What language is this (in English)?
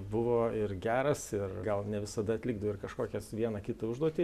Lithuanian